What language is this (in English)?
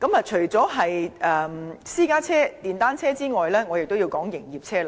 Cantonese